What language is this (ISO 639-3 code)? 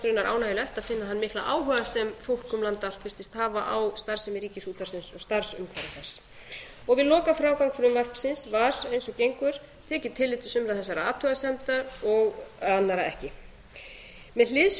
isl